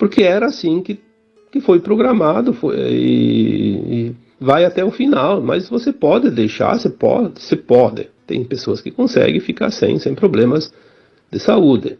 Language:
Portuguese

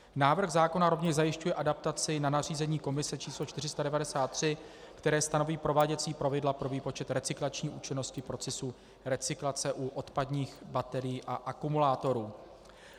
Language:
Czech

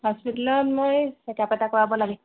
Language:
Assamese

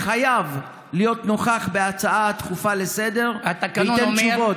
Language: Hebrew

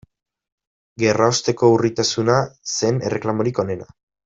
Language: Basque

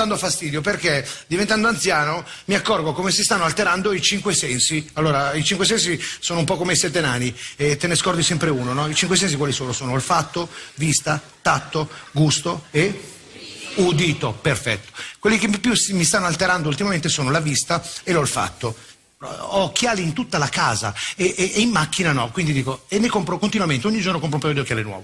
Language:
Italian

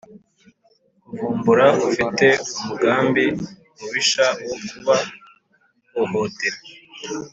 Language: Kinyarwanda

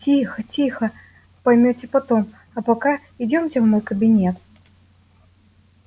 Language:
Russian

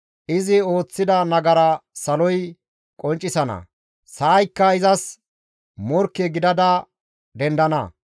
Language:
Gamo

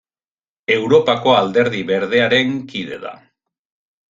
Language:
Basque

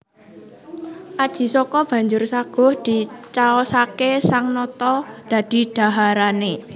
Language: Javanese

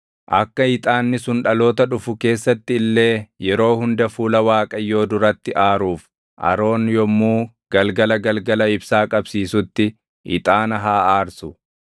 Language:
Oromo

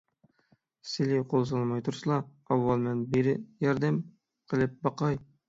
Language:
Uyghur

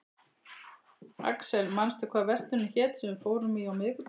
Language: Icelandic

